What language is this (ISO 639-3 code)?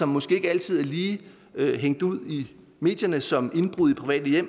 dan